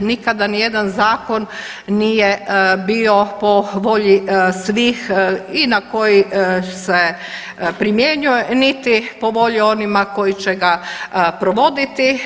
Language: Croatian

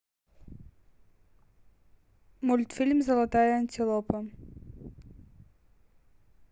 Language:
Russian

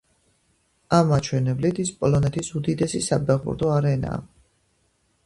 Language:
Georgian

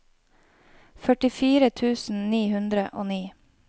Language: Norwegian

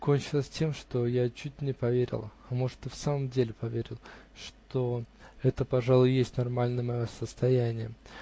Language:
Russian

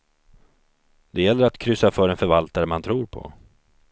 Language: Swedish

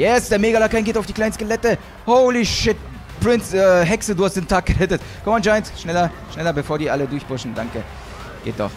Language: German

